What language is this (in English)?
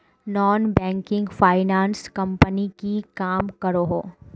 Magahi